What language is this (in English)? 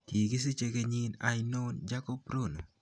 Kalenjin